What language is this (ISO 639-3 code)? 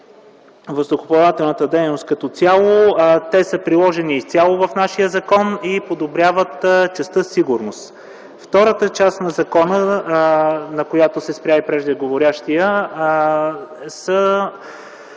bul